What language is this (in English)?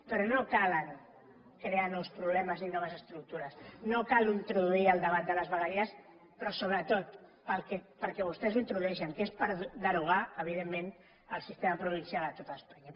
Catalan